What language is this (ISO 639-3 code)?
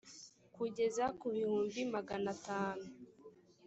kin